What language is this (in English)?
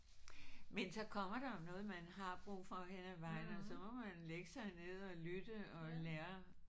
Danish